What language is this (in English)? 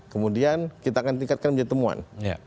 Indonesian